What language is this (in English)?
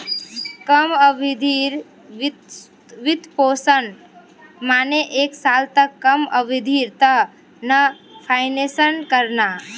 Magahi